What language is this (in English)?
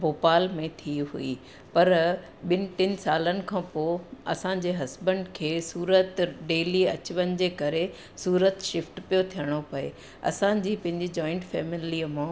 Sindhi